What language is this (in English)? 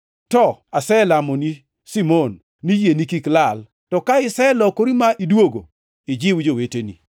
Luo (Kenya and Tanzania)